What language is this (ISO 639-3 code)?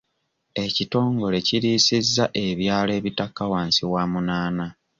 lug